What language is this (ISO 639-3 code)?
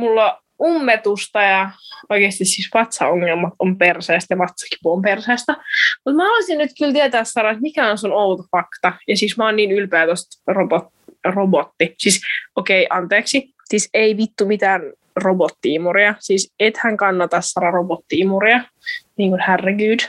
fin